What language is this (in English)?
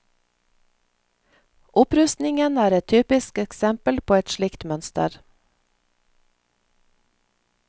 Norwegian